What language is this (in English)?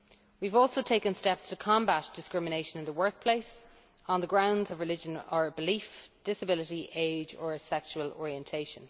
English